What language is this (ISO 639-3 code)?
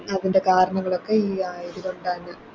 mal